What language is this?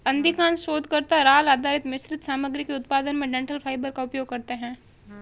Hindi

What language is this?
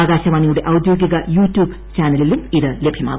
Malayalam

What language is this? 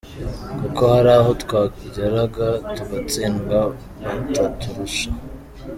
Kinyarwanda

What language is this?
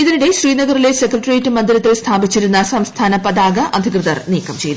Malayalam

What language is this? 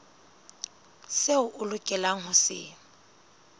Southern Sotho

